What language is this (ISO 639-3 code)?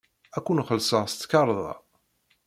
kab